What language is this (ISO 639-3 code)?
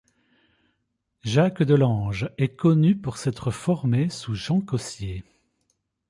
fra